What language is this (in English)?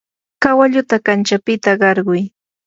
Yanahuanca Pasco Quechua